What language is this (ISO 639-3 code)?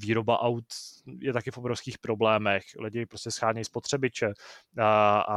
ces